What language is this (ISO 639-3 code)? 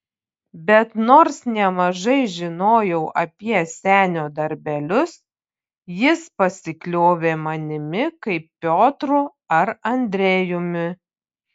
lit